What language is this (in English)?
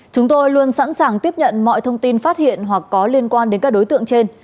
Vietnamese